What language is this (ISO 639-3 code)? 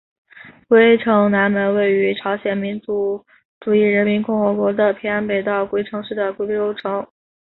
zho